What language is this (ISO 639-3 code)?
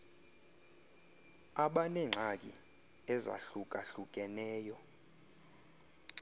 xho